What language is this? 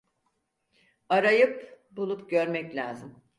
Turkish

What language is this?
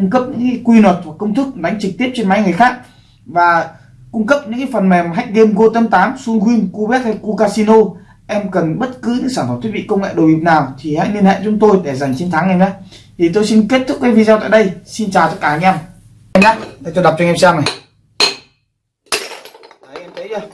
Vietnamese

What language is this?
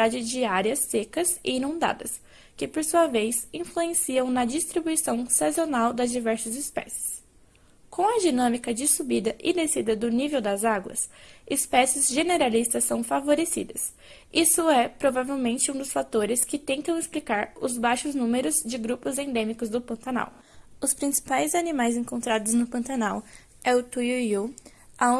Portuguese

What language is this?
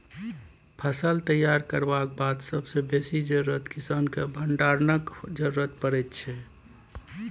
Maithili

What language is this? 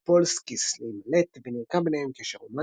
Hebrew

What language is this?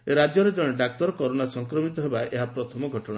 Odia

